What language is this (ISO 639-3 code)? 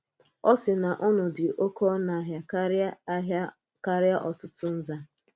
ibo